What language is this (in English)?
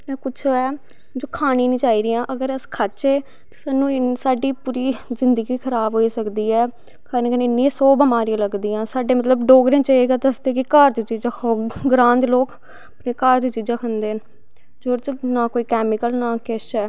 Dogri